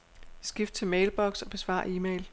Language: Danish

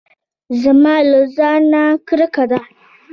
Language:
Pashto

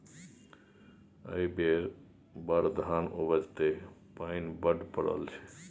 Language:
Maithili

